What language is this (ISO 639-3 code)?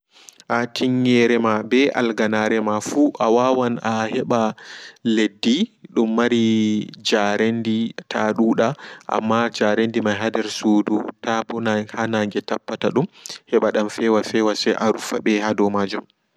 ful